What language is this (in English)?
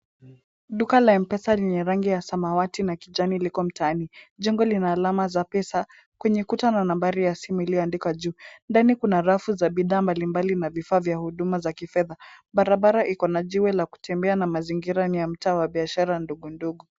Swahili